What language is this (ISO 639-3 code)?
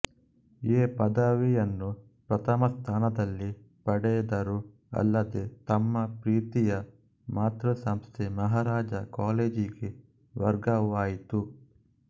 kan